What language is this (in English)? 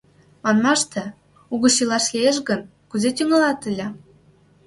Mari